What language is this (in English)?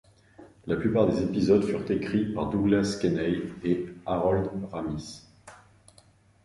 French